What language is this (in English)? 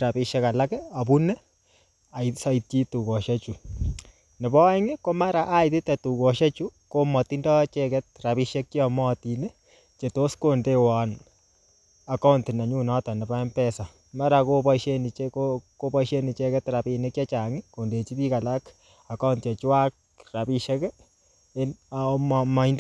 Kalenjin